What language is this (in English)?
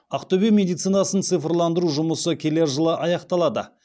Kazakh